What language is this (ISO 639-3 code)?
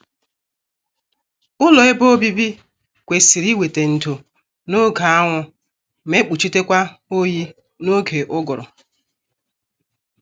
ibo